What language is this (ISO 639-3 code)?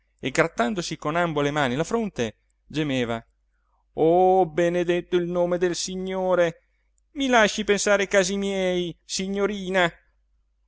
ita